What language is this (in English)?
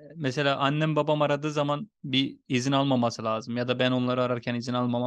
Turkish